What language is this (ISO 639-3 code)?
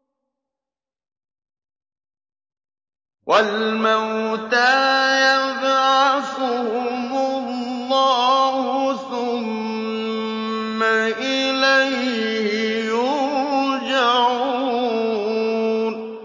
ara